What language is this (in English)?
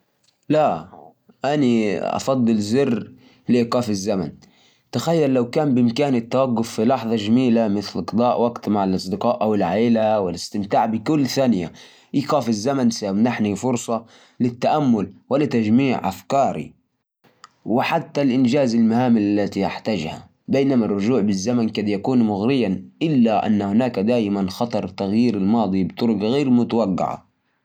Najdi Arabic